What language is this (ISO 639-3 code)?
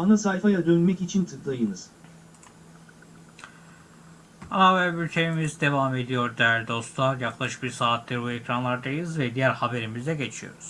tur